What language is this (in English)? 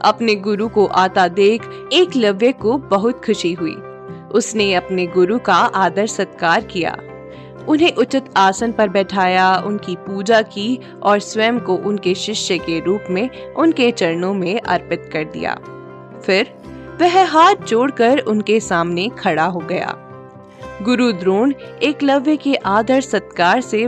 Hindi